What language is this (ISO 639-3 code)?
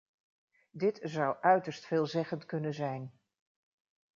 nld